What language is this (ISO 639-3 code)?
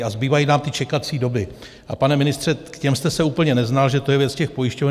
ces